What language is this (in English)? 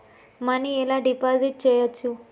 Telugu